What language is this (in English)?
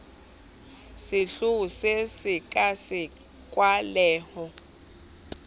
Southern Sotho